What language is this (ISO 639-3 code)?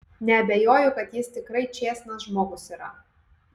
lit